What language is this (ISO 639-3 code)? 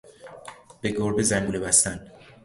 fas